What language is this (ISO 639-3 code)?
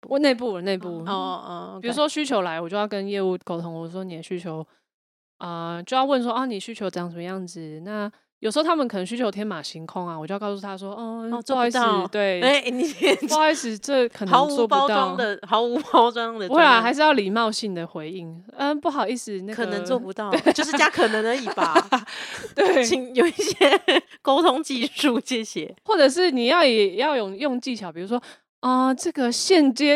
zho